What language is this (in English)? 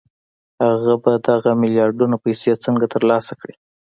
Pashto